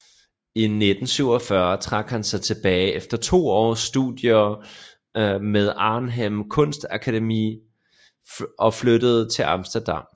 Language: Danish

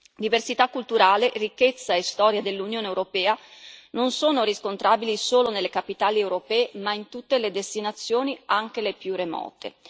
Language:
Italian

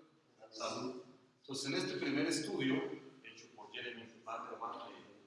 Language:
Spanish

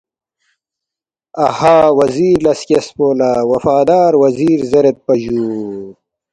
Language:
Balti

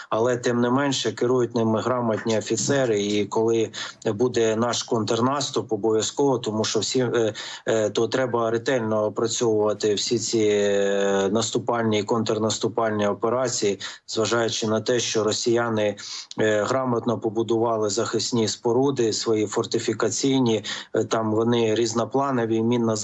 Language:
Ukrainian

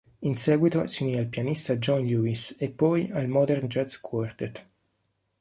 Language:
Italian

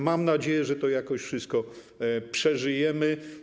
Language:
Polish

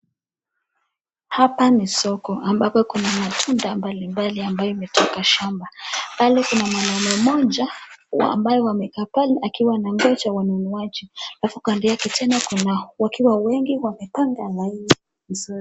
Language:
Swahili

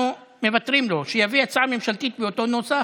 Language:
Hebrew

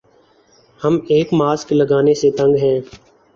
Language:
Urdu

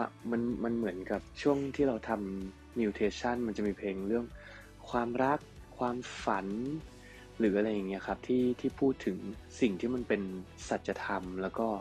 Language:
Thai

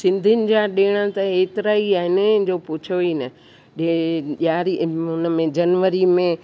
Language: Sindhi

